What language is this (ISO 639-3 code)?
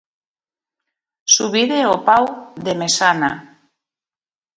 glg